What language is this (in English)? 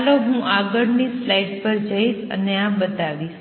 Gujarati